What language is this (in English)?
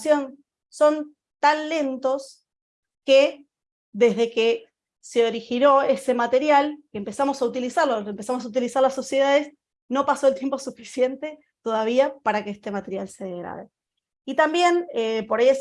Spanish